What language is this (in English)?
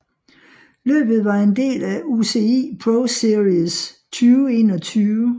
Danish